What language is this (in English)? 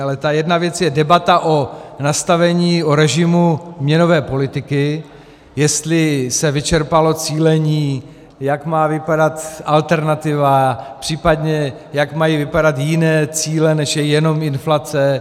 Czech